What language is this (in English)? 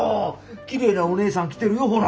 Japanese